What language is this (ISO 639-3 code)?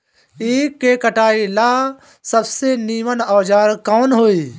bho